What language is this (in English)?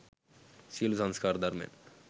Sinhala